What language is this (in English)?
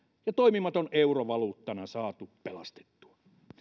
Finnish